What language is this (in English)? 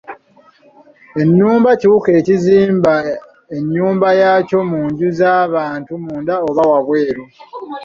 Ganda